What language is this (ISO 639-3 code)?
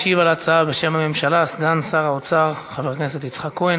heb